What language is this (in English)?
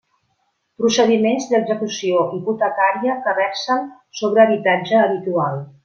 Catalan